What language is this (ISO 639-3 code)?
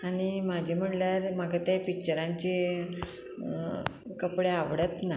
kok